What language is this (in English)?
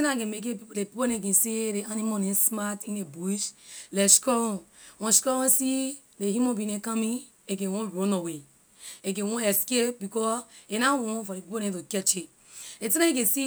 Liberian English